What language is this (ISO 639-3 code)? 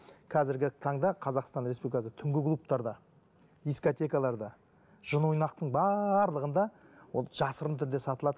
kaz